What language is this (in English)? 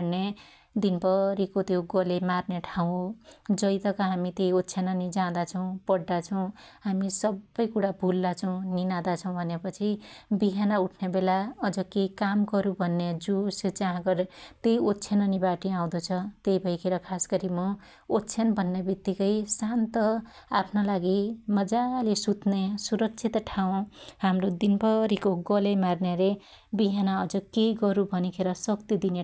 Dotyali